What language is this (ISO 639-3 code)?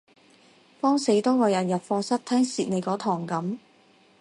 yue